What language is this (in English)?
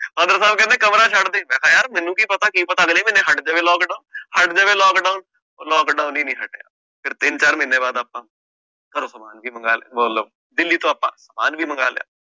Punjabi